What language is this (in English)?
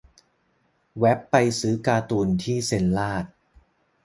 Thai